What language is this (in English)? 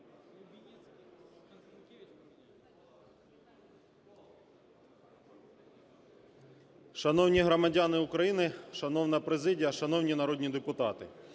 Ukrainian